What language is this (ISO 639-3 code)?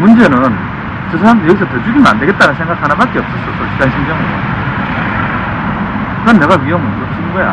kor